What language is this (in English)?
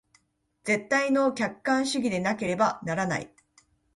Japanese